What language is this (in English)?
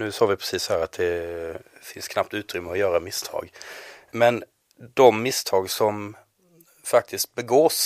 Swedish